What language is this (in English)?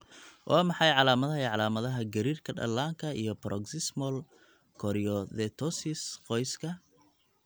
Somali